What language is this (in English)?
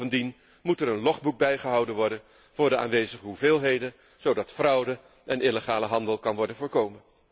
Dutch